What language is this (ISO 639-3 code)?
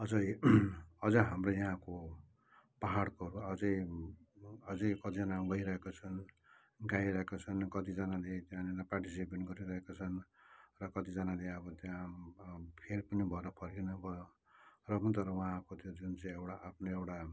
nep